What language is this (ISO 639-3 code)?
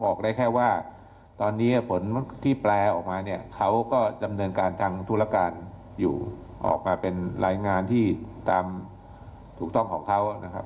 tha